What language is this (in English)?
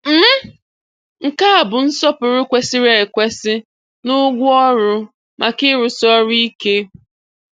Igbo